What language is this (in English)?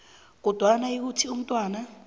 South Ndebele